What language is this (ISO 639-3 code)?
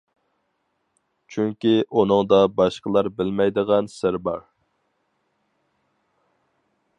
uig